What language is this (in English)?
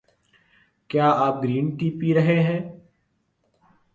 Urdu